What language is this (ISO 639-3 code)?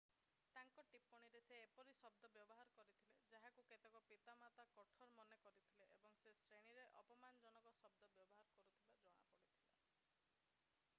ori